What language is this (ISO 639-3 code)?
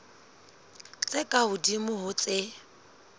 sot